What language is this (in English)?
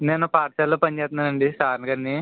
Telugu